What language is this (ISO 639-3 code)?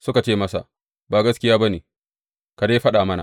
hau